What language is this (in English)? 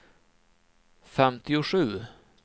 Swedish